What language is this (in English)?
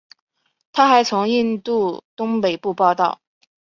Chinese